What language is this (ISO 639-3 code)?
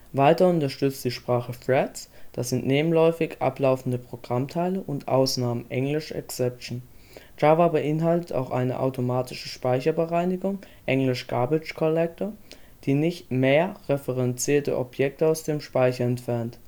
deu